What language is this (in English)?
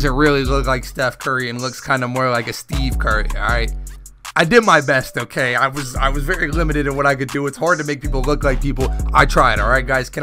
English